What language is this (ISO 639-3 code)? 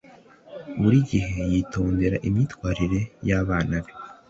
kin